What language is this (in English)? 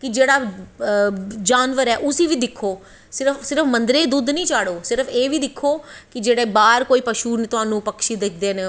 Dogri